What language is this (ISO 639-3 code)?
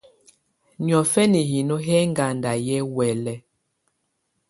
tvu